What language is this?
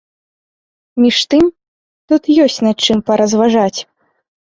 Belarusian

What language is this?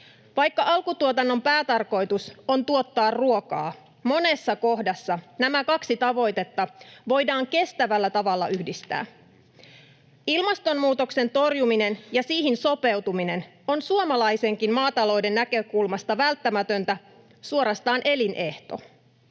Finnish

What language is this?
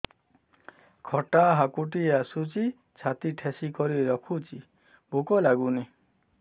Odia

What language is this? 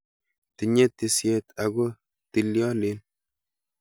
Kalenjin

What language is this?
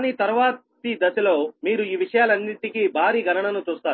Telugu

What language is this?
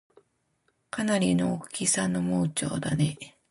Japanese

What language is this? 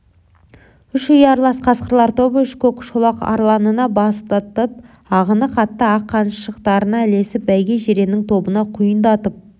Kazakh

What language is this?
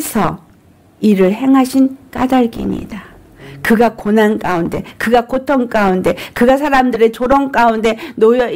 Korean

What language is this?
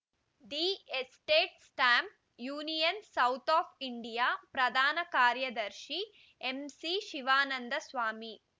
Kannada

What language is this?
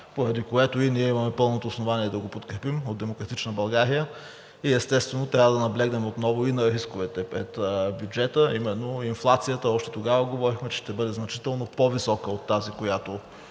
Bulgarian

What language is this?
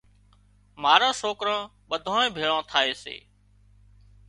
Wadiyara Koli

